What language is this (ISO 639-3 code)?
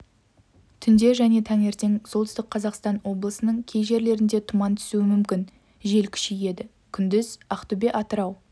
kaz